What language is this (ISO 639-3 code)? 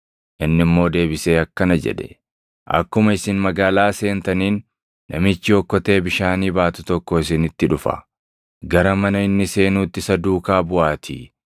orm